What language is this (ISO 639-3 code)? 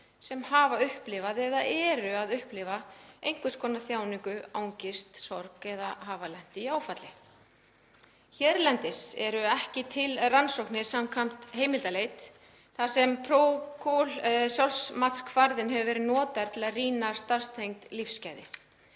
isl